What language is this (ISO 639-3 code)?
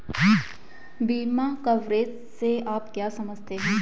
hin